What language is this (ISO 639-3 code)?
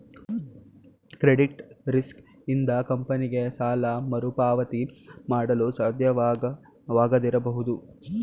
kan